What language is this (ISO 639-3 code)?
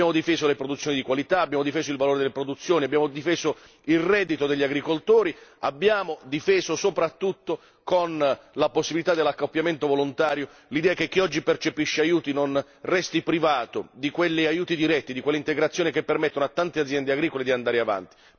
ita